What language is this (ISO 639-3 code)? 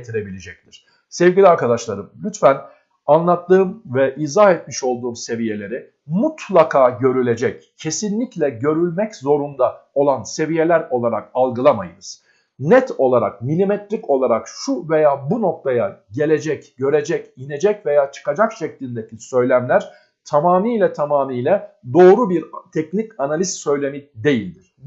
tur